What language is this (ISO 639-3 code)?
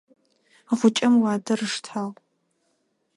ady